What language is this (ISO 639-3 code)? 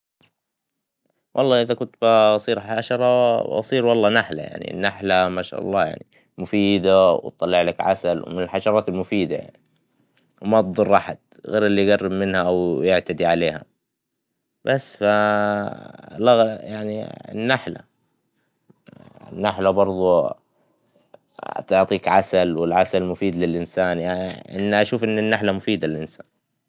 acw